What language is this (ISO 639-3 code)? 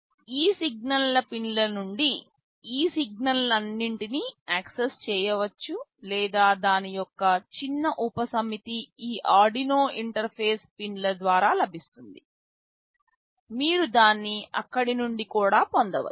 tel